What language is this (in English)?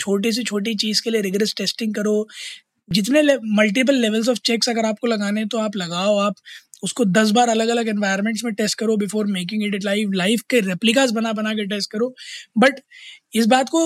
Hindi